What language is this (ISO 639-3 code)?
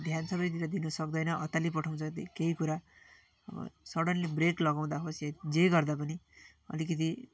nep